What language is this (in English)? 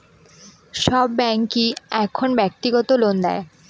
Bangla